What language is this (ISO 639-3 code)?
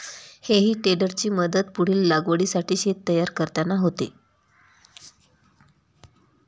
mar